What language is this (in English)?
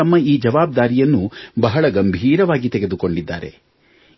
Kannada